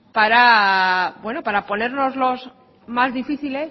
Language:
Spanish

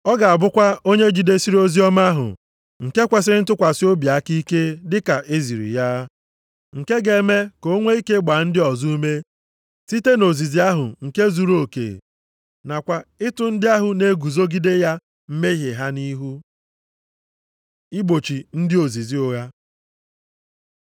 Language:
Igbo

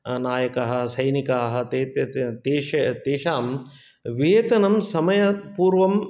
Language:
Sanskrit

